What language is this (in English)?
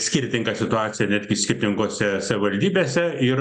Lithuanian